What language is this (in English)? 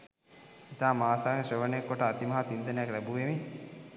Sinhala